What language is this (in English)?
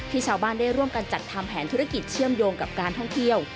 Thai